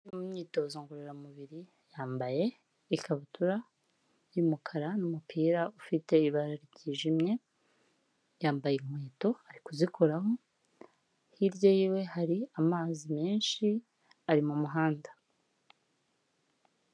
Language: Kinyarwanda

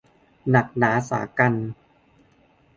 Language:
Thai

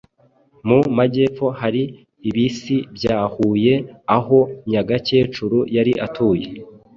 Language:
Kinyarwanda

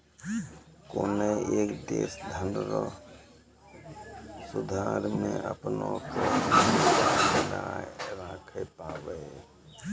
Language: Maithili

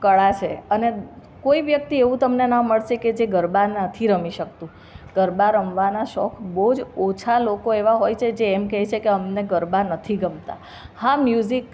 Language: Gujarati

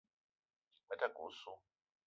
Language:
Eton (Cameroon)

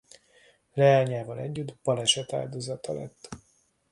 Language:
Hungarian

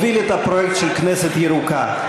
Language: Hebrew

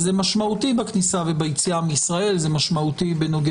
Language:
Hebrew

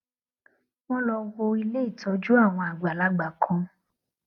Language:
Yoruba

